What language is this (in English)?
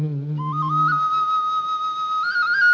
Thai